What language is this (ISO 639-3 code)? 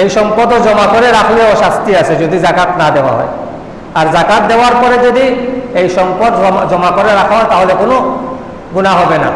ind